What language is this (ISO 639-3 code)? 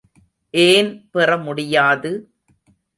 tam